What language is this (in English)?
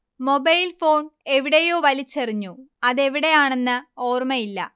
Malayalam